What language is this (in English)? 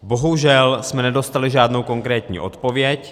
Czech